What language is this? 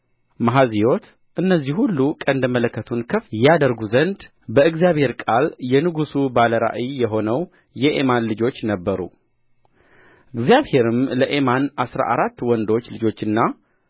Amharic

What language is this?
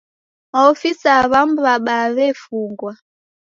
Taita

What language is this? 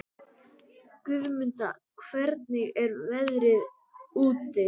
Icelandic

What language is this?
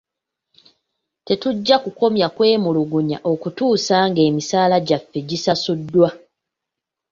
Ganda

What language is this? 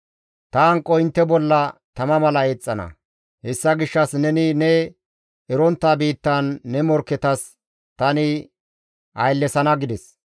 Gamo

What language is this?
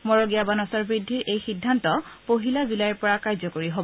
Assamese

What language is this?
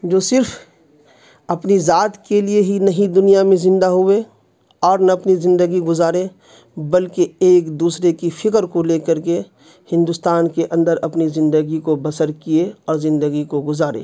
Urdu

